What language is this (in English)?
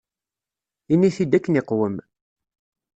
Kabyle